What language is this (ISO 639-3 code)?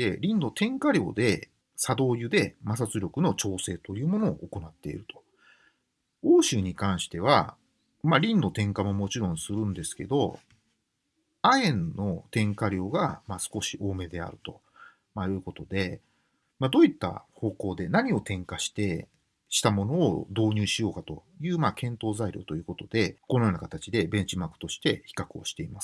jpn